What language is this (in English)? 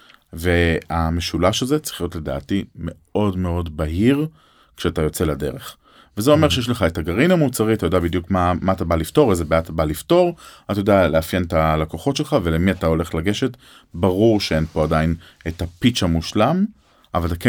Hebrew